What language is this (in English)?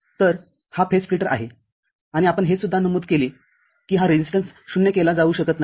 Marathi